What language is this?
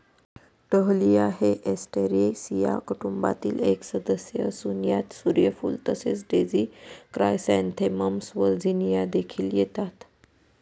Marathi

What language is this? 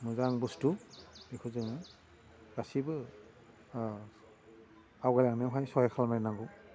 Bodo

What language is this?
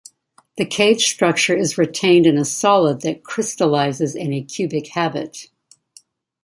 English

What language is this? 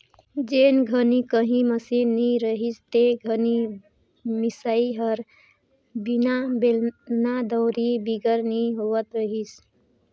Chhattisgarhi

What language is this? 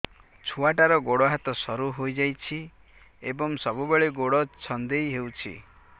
Odia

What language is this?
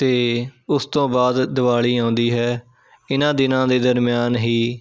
Punjabi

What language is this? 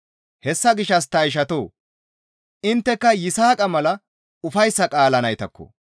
Gamo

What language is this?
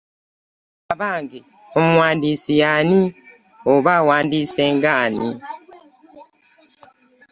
Ganda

